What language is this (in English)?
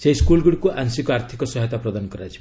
Odia